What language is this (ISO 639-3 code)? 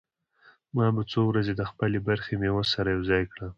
pus